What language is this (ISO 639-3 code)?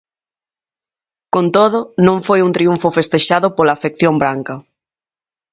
glg